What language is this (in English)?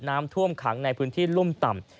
Thai